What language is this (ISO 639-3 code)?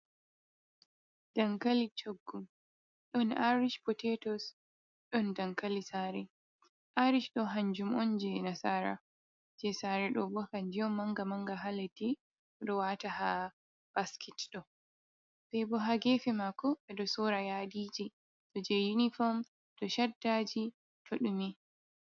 ful